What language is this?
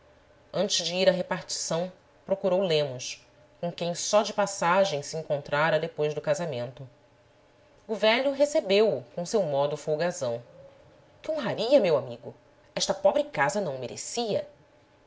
Portuguese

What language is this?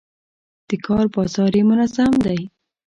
Pashto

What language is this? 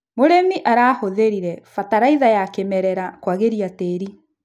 Kikuyu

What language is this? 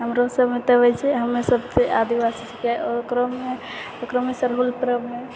Maithili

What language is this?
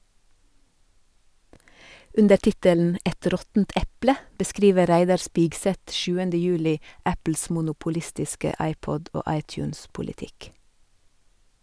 Norwegian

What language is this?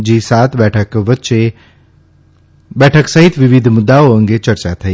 Gujarati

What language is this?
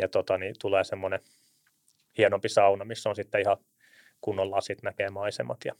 Finnish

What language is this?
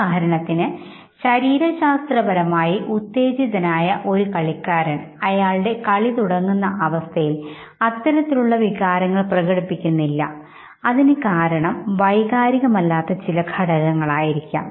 Malayalam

